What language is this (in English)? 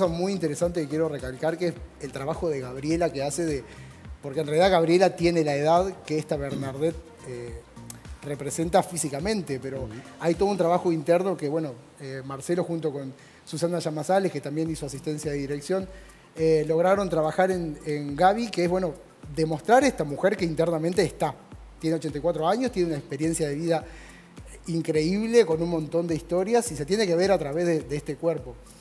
Spanish